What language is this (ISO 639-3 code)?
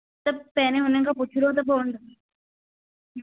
snd